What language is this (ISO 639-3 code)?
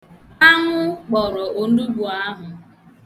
ibo